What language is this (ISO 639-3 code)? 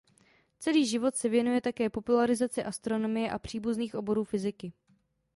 ces